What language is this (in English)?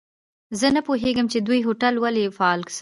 Pashto